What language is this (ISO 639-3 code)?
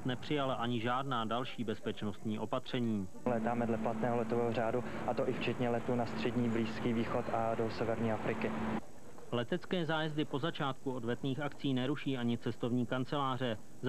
ces